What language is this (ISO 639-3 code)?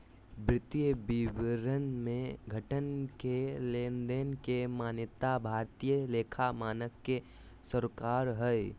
mag